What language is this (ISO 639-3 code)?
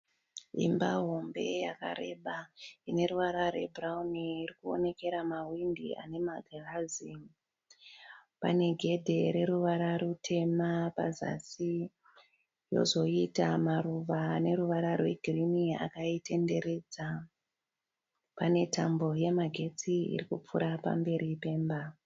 sna